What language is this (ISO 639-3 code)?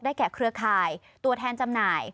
tha